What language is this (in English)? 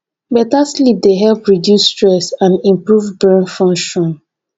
Nigerian Pidgin